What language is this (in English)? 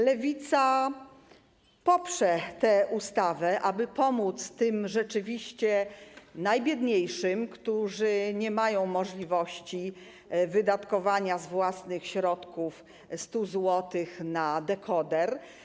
Polish